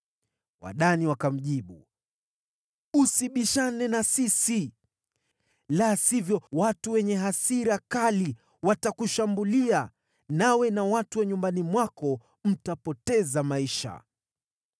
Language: Swahili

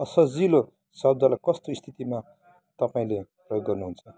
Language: Nepali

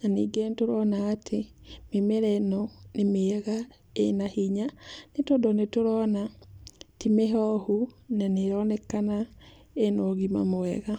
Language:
Kikuyu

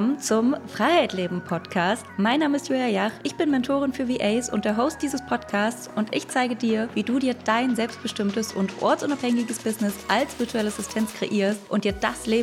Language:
German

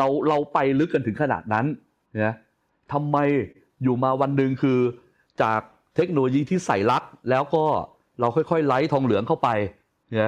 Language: Thai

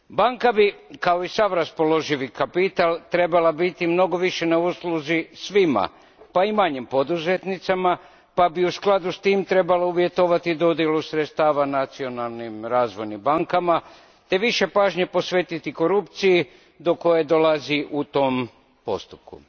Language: Croatian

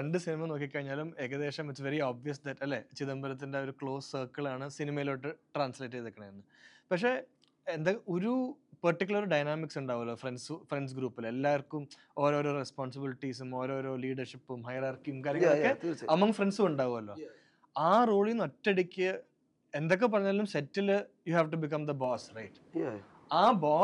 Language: Malayalam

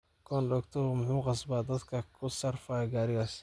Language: Somali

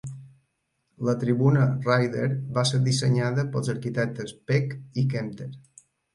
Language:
Catalan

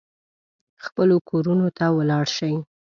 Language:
Pashto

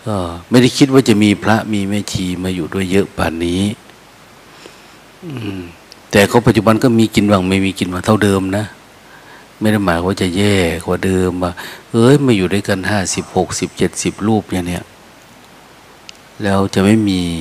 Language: Thai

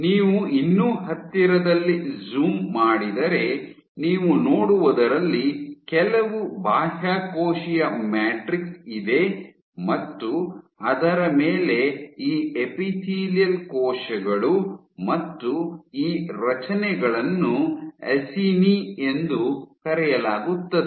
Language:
Kannada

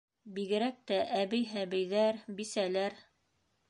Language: Bashkir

